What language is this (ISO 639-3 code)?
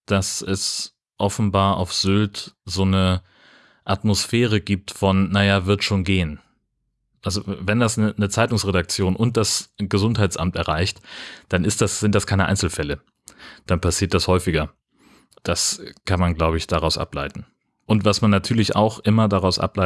deu